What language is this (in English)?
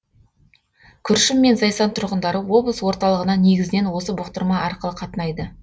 Kazakh